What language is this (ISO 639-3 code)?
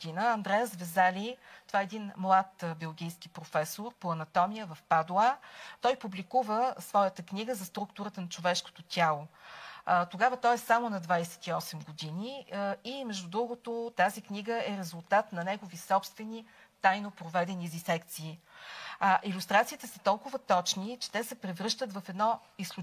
bul